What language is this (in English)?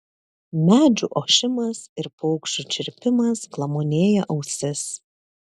Lithuanian